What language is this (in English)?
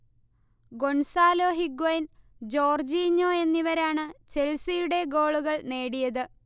Malayalam